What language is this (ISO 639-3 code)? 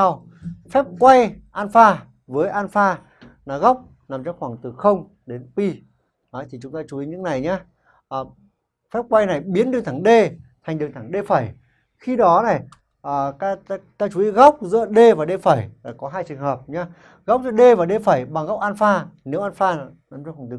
vie